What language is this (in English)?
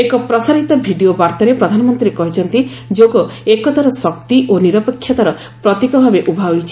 Odia